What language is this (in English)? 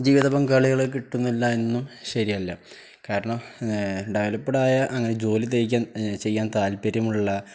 Malayalam